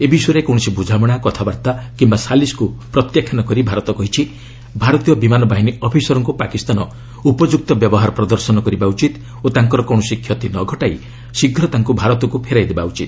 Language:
Odia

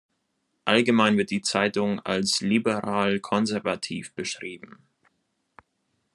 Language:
German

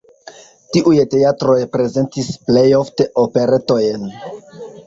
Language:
Esperanto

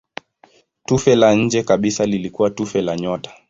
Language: Swahili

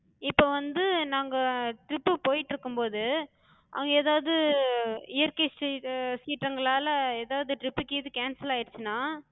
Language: Tamil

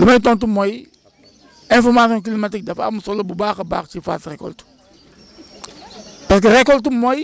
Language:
Wolof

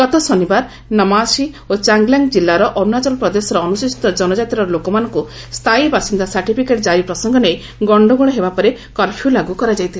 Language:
Odia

